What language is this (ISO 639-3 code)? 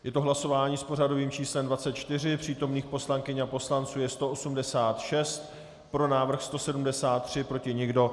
ces